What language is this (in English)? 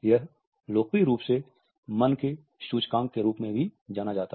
Hindi